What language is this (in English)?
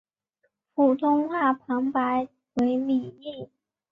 Chinese